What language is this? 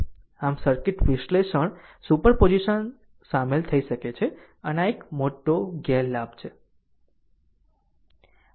Gujarati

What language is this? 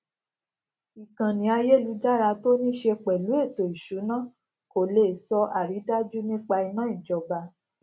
Yoruba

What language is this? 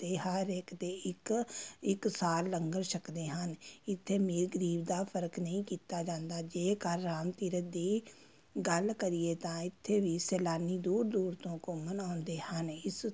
Punjabi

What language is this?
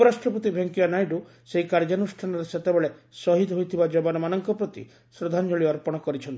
Odia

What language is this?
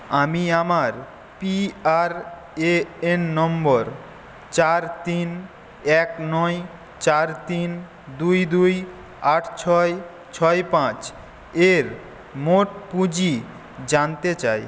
Bangla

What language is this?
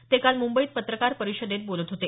Marathi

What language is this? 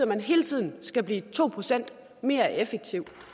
Danish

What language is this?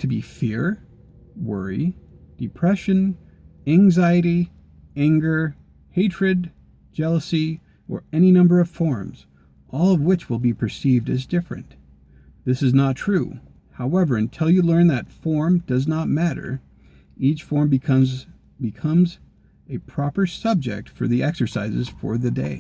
English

